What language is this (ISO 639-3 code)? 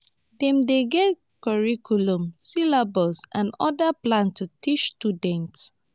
pcm